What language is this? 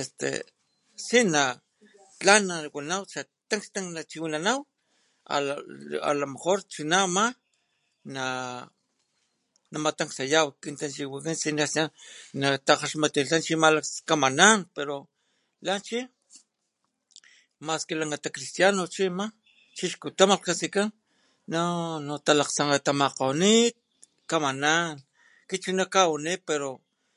Papantla Totonac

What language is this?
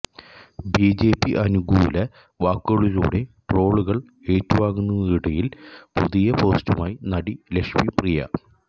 Malayalam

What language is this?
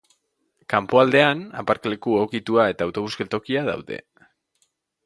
Basque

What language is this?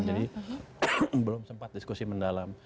Indonesian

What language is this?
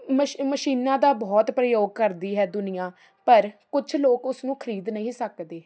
Punjabi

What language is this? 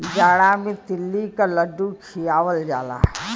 Bhojpuri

